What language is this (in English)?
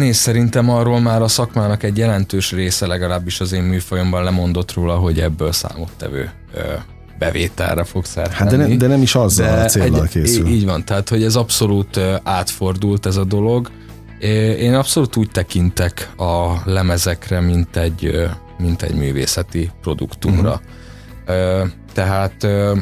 Hungarian